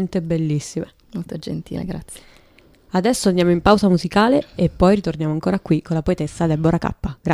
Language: Italian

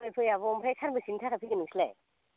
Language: Bodo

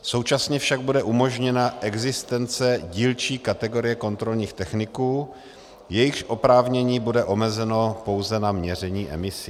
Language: Czech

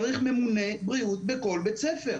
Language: Hebrew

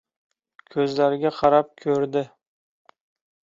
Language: Uzbek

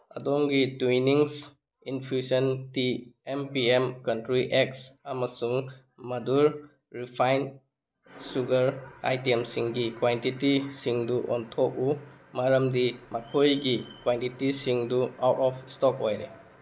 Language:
Manipuri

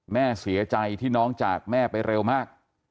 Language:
Thai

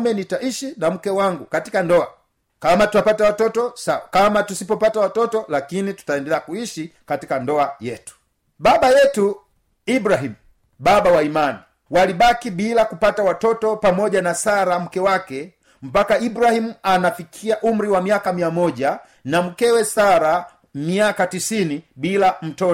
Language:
Swahili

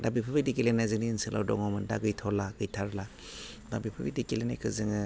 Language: Bodo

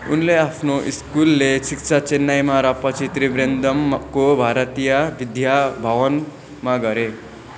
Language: Nepali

